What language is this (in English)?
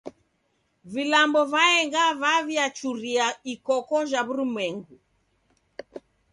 Taita